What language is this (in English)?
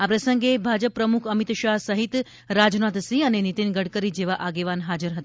Gujarati